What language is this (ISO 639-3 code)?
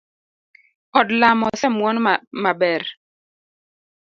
luo